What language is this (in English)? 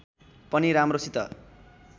Nepali